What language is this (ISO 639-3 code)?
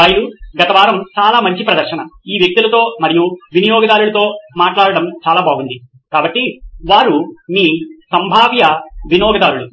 tel